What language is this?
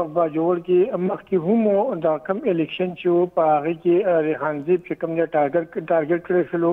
Persian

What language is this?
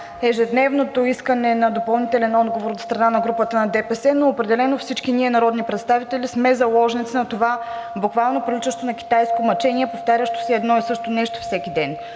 Bulgarian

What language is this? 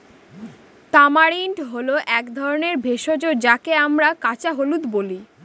Bangla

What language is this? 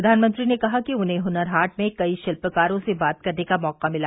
Hindi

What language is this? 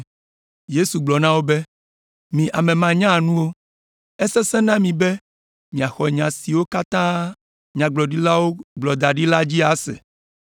Ewe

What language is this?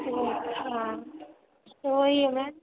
Maithili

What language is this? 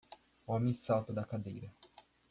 Portuguese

